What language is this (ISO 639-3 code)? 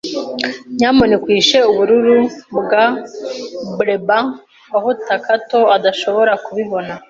kin